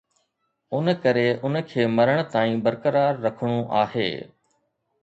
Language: Sindhi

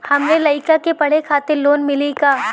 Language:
Bhojpuri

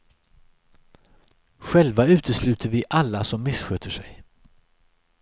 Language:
Swedish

